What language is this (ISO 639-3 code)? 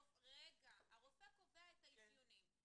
heb